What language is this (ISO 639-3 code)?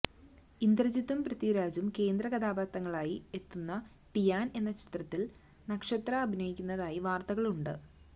mal